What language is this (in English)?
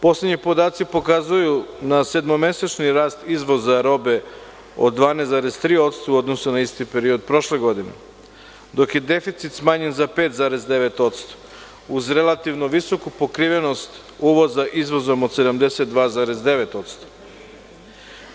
Serbian